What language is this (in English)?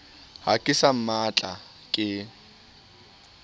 Southern Sotho